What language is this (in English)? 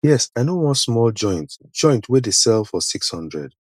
Nigerian Pidgin